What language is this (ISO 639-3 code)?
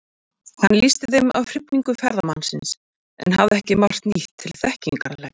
isl